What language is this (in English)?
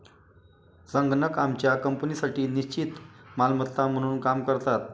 Marathi